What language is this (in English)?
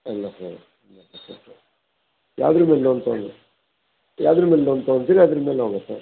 Kannada